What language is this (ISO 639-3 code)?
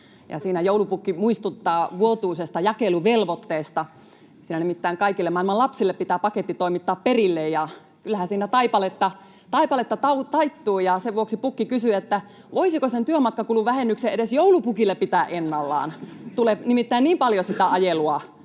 fin